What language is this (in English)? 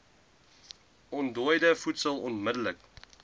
Afrikaans